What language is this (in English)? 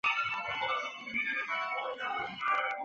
Chinese